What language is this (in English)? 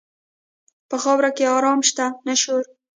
Pashto